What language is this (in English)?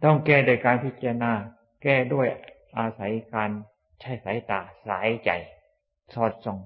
Thai